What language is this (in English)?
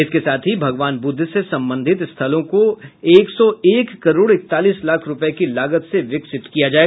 Hindi